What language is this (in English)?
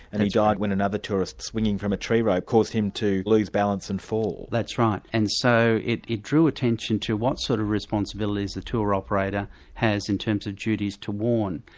English